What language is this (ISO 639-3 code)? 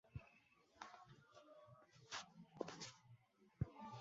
mar